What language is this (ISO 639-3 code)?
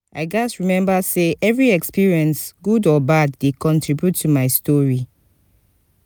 pcm